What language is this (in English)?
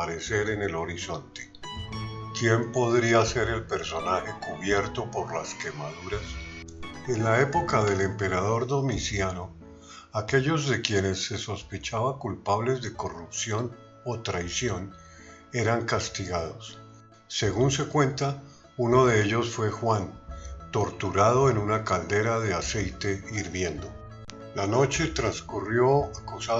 Spanish